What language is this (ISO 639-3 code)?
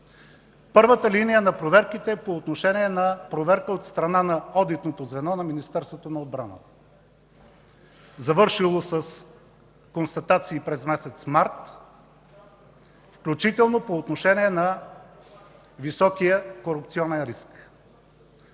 bul